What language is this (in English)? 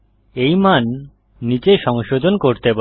Bangla